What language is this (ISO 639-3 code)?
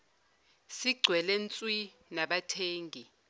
zul